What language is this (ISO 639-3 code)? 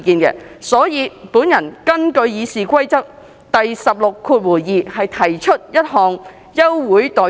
yue